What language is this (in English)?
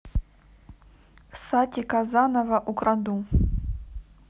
Russian